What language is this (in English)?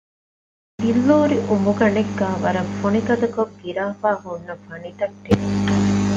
Divehi